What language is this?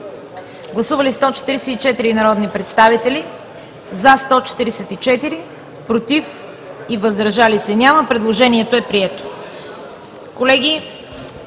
Bulgarian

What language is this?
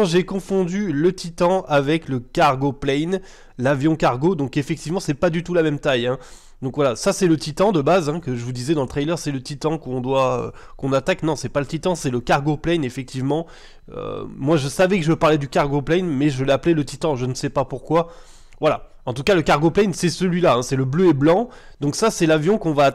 French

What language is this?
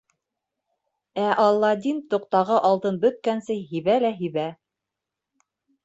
Bashkir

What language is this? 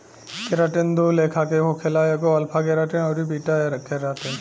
Bhojpuri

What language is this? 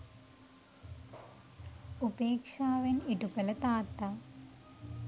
Sinhala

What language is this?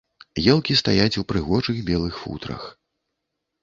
Belarusian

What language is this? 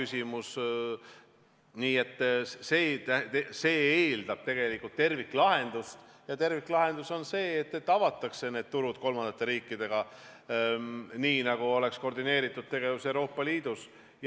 Estonian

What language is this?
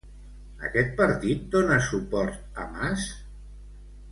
Catalan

